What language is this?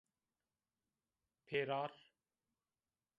Zaza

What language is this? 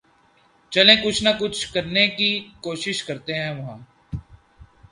Urdu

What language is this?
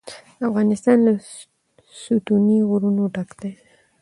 Pashto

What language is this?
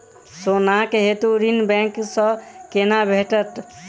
Maithili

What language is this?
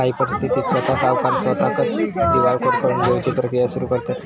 Marathi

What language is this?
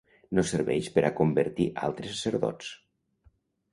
Catalan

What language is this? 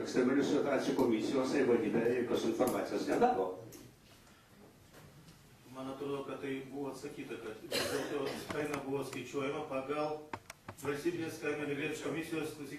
Ukrainian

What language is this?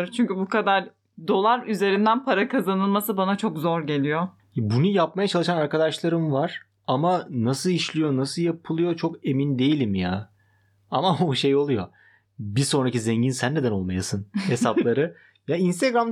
Turkish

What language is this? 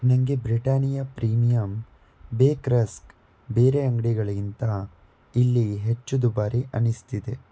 Kannada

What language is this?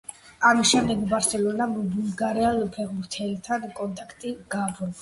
Georgian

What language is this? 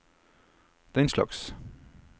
Norwegian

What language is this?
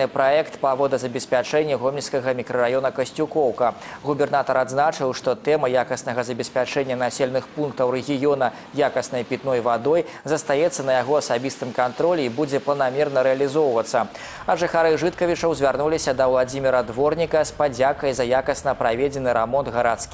Russian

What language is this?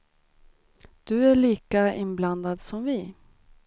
Swedish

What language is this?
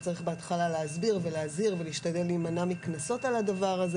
Hebrew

